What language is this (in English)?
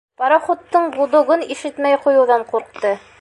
Bashkir